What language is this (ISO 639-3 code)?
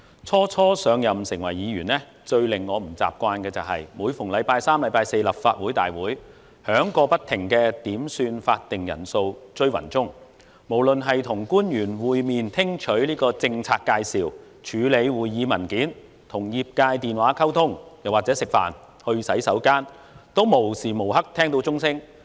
yue